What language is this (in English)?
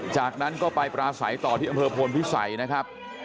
Thai